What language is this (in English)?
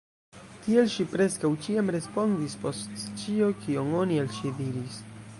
Esperanto